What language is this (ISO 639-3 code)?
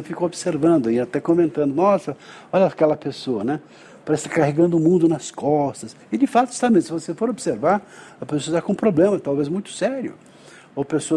por